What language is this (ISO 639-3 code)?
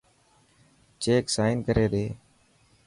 mki